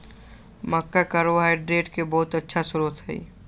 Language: Magahi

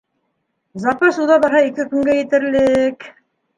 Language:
Bashkir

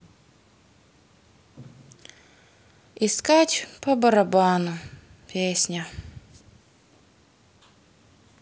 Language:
Russian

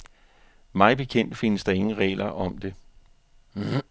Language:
Danish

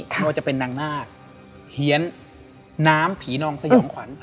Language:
Thai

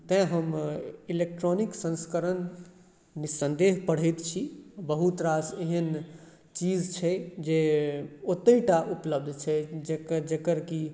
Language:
Maithili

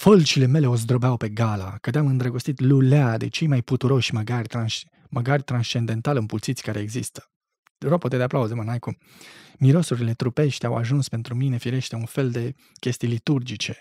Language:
Romanian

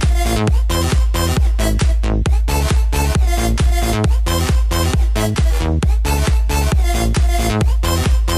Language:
Polish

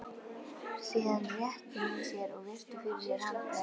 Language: Icelandic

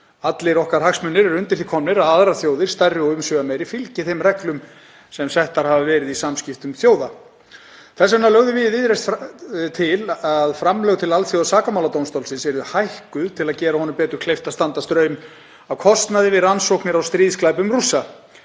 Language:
Icelandic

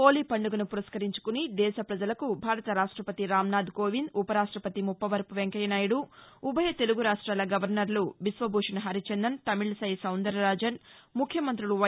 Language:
Telugu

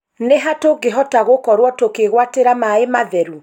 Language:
Kikuyu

